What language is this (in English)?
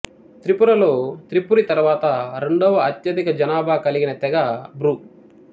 Telugu